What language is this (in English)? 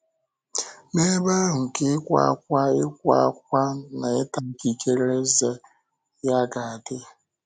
Igbo